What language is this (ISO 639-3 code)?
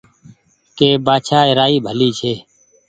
gig